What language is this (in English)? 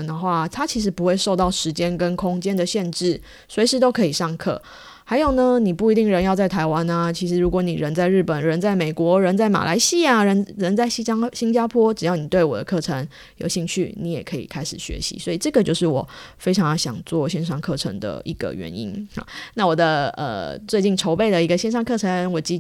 Chinese